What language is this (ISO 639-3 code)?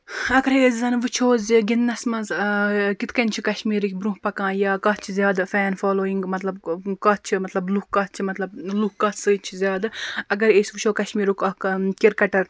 kas